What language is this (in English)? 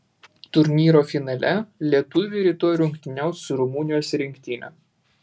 Lithuanian